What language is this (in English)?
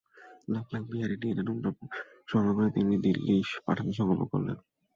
Bangla